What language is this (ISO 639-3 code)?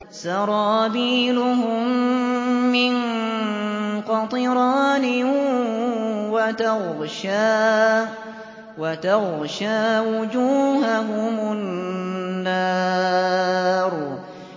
ara